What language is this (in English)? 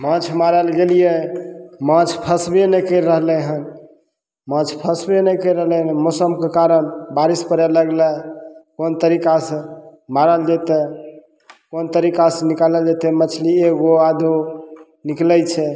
Maithili